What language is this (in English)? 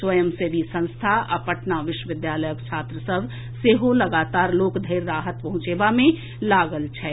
Maithili